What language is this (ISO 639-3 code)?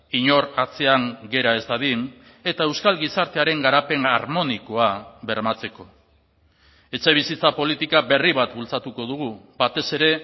eus